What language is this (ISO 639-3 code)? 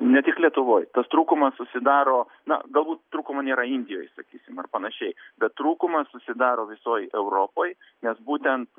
lit